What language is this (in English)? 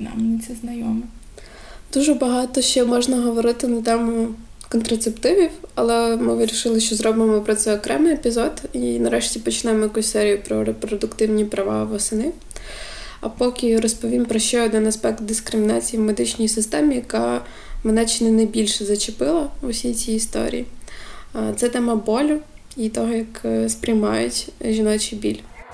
Ukrainian